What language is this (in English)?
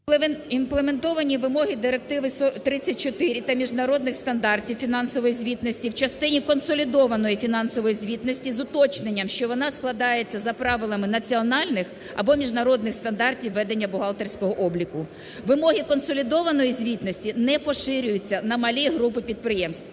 Ukrainian